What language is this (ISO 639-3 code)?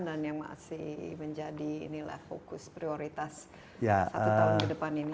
ind